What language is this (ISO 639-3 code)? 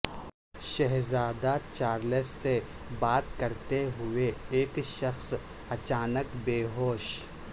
urd